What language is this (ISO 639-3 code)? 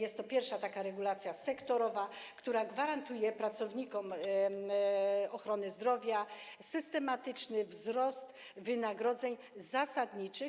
pol